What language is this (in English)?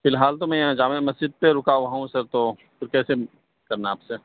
Urdu